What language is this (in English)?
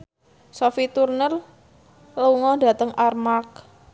Javanese